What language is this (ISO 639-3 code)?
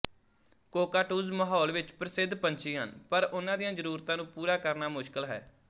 pan